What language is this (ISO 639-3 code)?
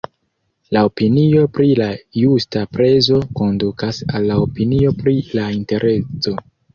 epo